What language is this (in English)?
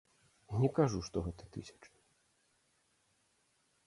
Belarusian